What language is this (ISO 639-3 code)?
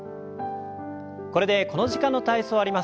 jpn